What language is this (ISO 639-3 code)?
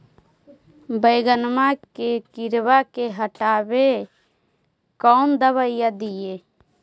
mag